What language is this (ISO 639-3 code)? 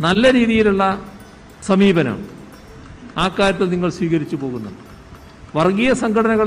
mal